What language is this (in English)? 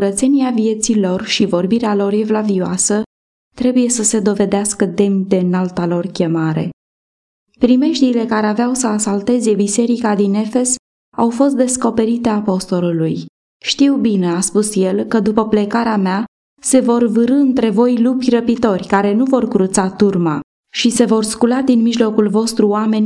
Romanian